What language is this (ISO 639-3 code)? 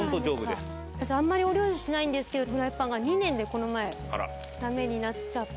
jpn